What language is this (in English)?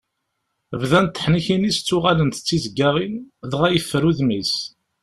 Kabyle